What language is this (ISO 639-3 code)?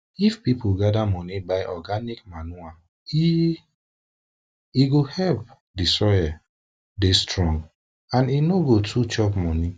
pcm